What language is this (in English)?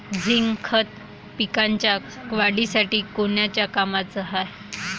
Marathi